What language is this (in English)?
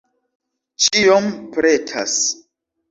Esperanto